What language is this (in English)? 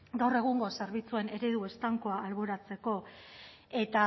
Basque